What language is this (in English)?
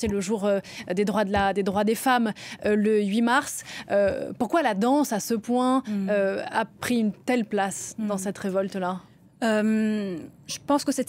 French